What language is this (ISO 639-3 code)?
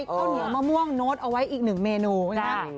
tha